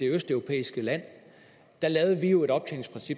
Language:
Danish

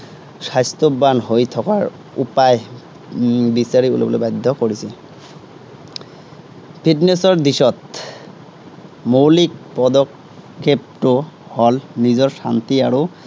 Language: Assamese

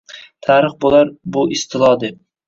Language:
Uzbek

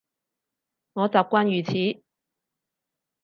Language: Cantonese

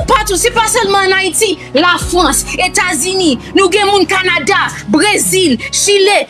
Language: French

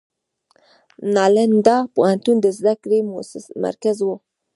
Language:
Pashto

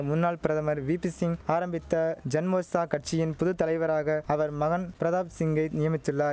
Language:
Tamil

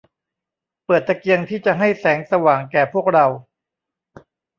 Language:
Thai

